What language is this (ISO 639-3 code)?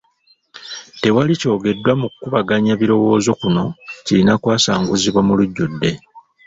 lug